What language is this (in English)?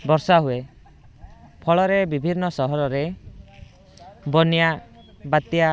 Odia